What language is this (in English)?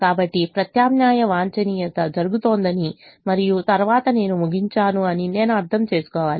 Telugu